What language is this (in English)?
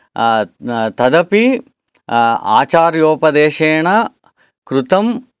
Sanskrit